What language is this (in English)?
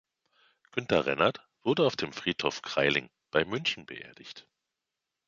German